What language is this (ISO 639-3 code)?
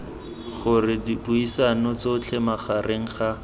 tsn